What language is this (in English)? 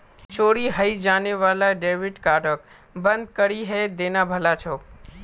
Magahi